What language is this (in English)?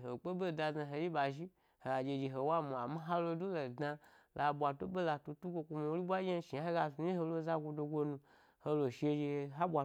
Gbari